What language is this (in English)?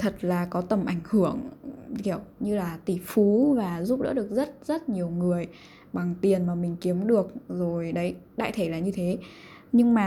Vietnamese